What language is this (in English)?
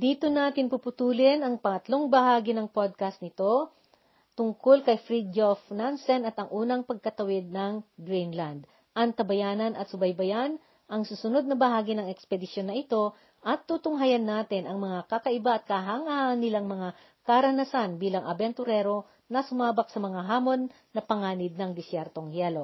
Filipino